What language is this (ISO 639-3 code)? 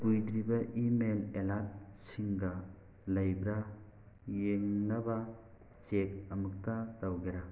mni